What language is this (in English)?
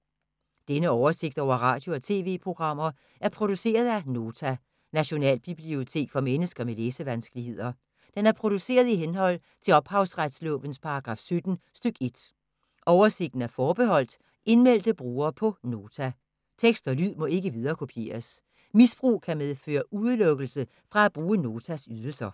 Danish